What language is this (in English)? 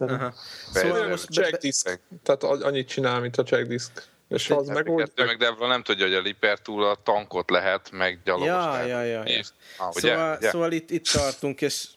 Hungarian